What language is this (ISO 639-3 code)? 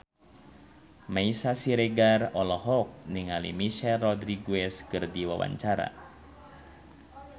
sun